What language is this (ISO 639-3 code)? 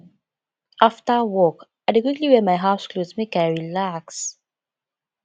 pcm